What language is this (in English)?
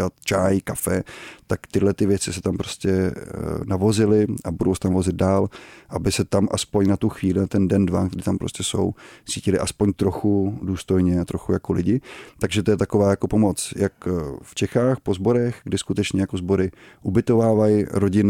Czech